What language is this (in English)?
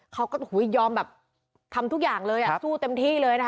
Thai